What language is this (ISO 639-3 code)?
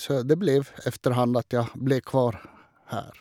nor